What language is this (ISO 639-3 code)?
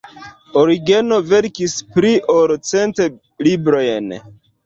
epo